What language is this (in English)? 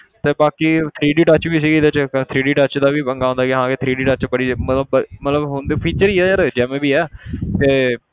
Punjabi